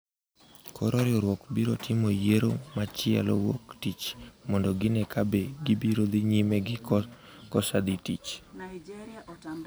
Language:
Luo (Kenya and Tanzania)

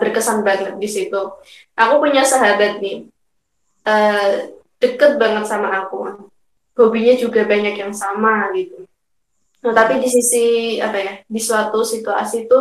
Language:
Indonesian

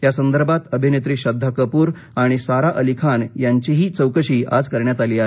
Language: Marathi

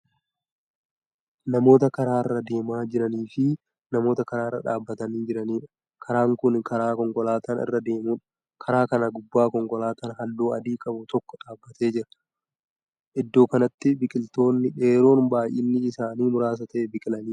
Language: Oromo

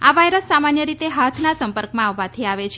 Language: Gujarati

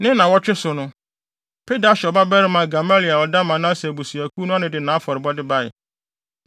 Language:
Akan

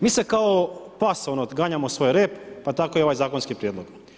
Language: Croatian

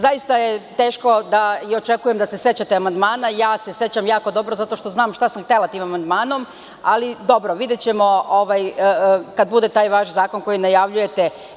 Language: Serbian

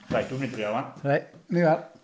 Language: Welsh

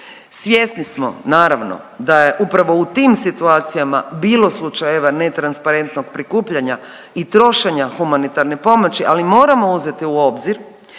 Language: Croatian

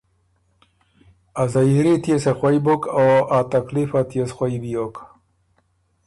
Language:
Ormuri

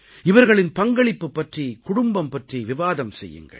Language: Tamil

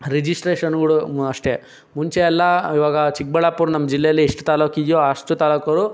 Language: Kannada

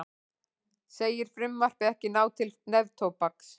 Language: Icelandic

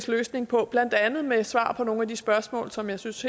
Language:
Danish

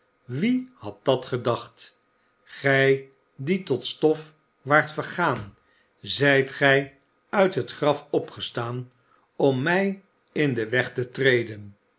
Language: Dutch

